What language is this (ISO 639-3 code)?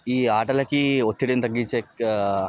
tel